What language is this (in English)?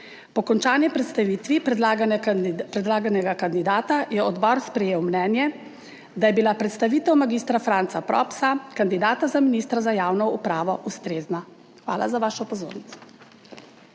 Slovenian